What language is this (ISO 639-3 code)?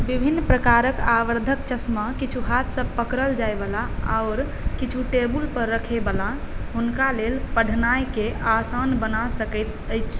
mai